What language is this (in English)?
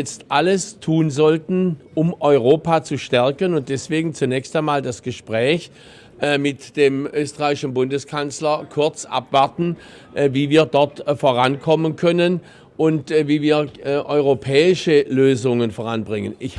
German